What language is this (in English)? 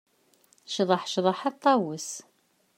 Kabyle